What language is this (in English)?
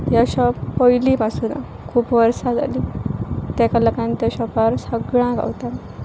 Konkani